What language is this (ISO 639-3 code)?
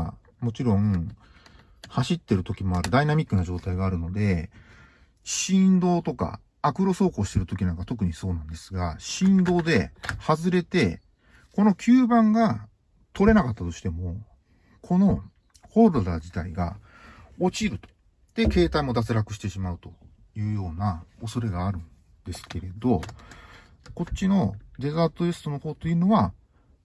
jpn